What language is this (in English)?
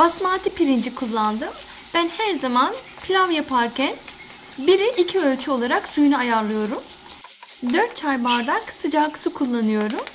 Turkish